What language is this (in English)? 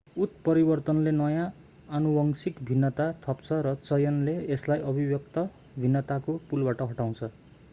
Nepali